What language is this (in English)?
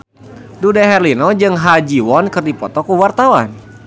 Sundanese